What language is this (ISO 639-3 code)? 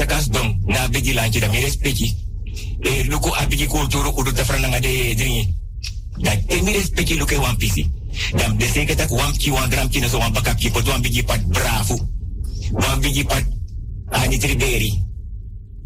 nld